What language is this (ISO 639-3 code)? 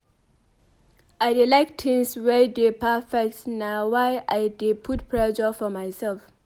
pcm